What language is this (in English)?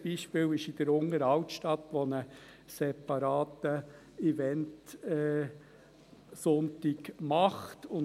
Swiss German